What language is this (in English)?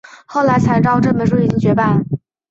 Chinese